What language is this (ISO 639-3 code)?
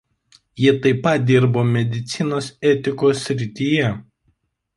lit